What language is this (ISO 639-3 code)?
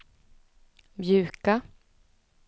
swe